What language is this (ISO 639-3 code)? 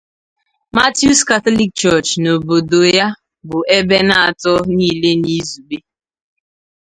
ibo